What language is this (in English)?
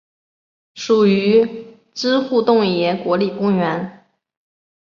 Chinese